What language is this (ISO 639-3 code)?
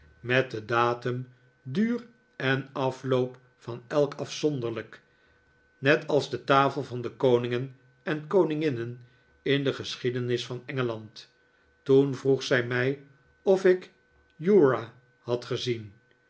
nld